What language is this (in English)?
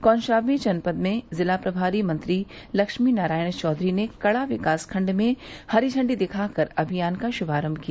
Hindi